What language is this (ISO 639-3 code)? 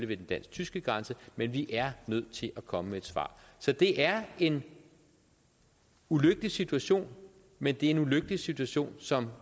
dan